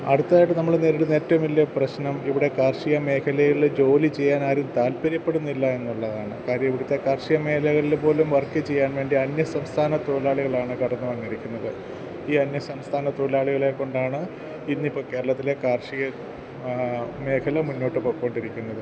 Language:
Malayalam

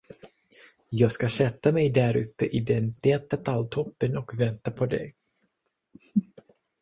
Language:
Swedish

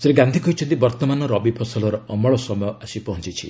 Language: Odia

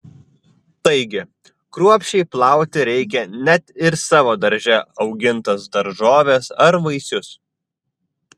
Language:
Lithuanian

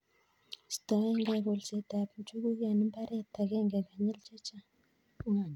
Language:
Kalenjin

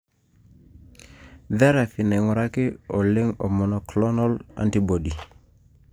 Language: Masai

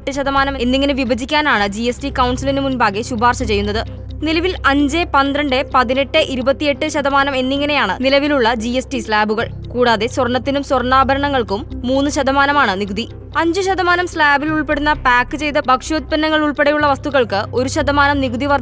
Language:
Malayalam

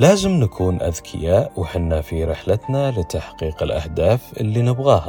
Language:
Arabic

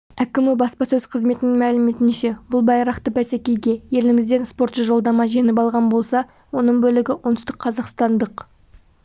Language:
Kazakh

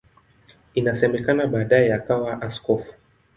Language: Swahili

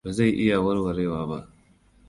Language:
Hausa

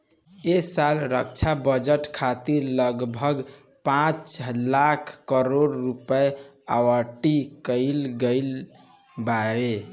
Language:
Bhojpuri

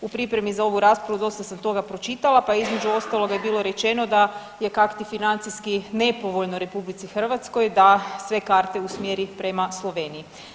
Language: Croatian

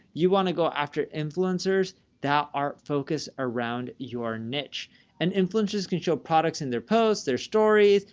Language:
English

